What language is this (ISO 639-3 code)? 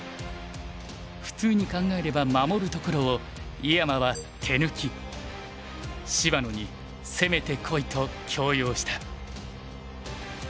jpn